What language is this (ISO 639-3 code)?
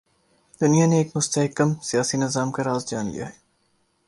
urd